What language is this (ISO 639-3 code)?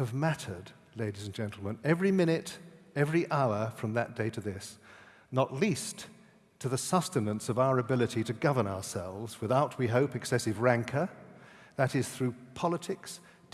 eng